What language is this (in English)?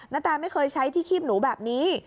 Thai